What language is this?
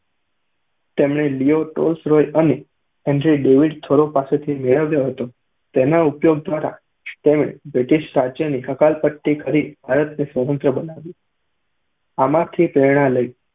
Gujarati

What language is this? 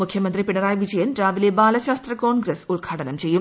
Malayalam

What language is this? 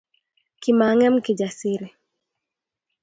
Kalenjin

